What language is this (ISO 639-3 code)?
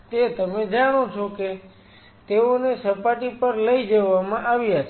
guj